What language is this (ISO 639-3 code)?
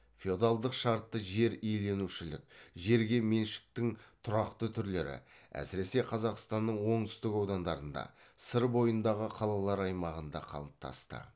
kaz